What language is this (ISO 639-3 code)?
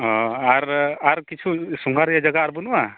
sat